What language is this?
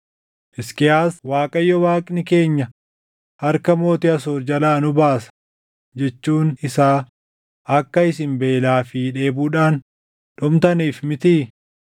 Oromo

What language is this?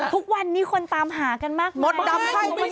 Thai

